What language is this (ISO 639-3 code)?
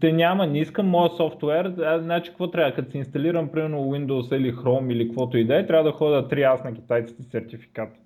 bul